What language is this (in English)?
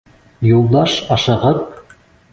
Bashkir